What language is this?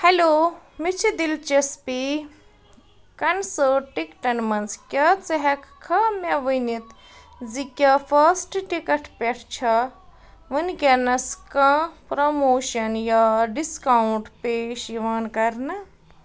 Kashmiri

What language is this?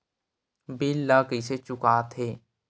Chhattisgarhi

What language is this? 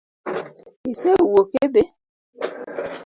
Luo (Kenya and Tanzania)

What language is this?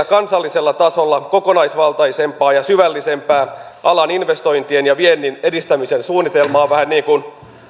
Finnish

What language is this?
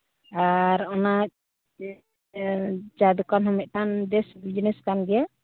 Santali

